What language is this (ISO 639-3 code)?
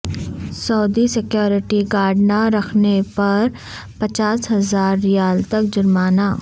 urd